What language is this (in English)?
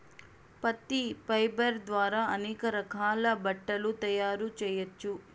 Telugu